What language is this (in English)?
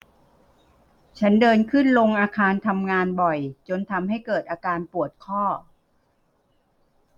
Thai